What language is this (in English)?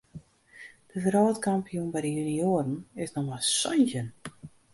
Western Frisian